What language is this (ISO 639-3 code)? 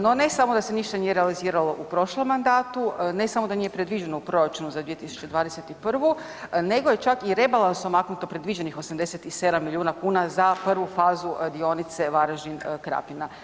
hrv